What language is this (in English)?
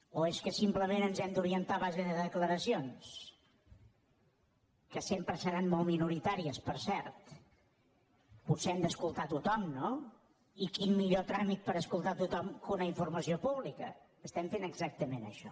Catalan